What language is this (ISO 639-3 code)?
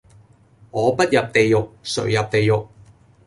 yue